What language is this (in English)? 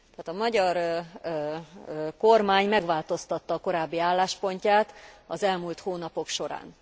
Hungarian